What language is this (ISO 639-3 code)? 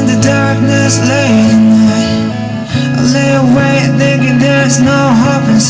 kor